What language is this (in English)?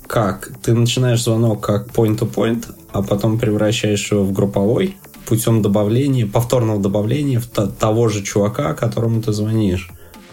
Russian